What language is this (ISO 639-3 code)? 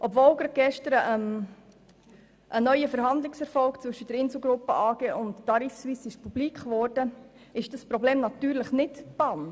gsw